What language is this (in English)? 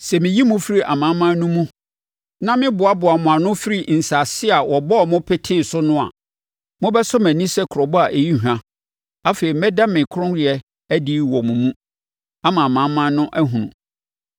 Akan